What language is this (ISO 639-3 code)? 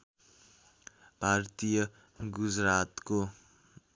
nep